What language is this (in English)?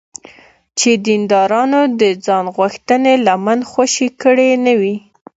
Pashto